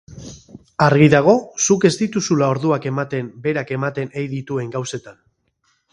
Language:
Basque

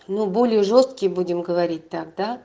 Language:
Russian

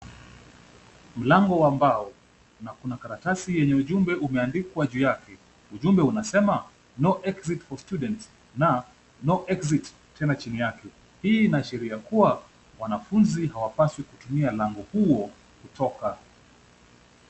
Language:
Swahili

